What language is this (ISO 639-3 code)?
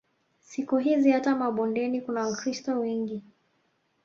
swa